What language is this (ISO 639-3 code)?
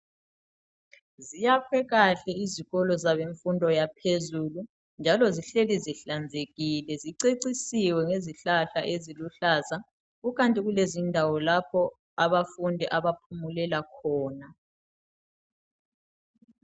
nde